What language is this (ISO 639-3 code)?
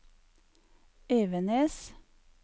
nor